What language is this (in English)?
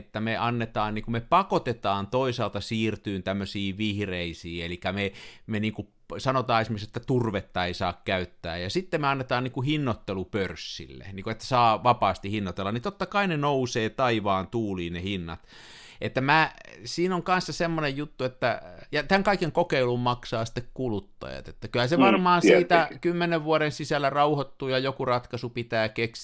Finnish